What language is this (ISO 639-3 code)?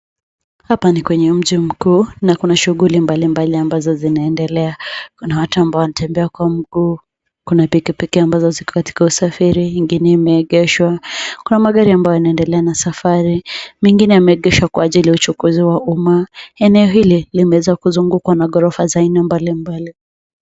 swa